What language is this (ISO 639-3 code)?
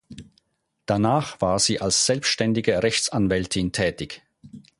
deu